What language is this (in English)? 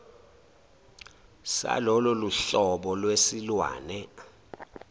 Zulu